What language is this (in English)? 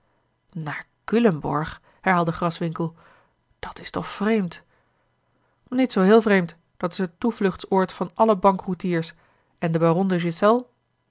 Dutch